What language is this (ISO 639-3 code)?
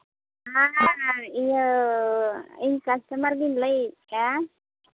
sat